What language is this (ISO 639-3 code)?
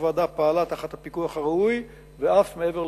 heb